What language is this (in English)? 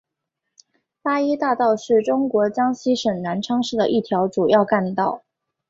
Chinese